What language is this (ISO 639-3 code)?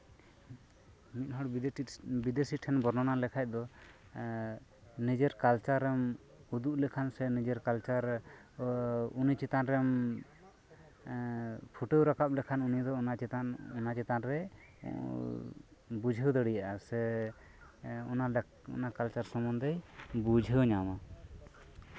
sat